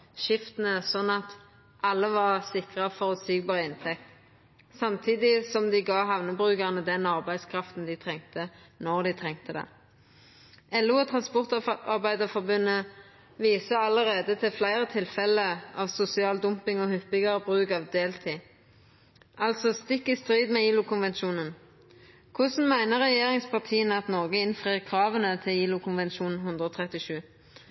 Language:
Norwegian Nynorsk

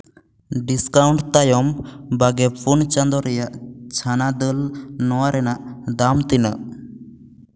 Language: Santali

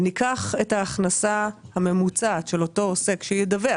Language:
Hebrew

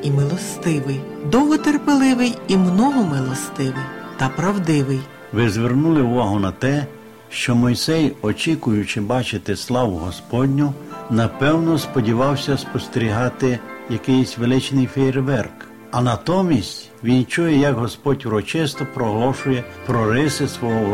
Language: Ukrainian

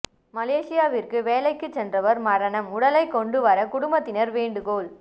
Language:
Tamil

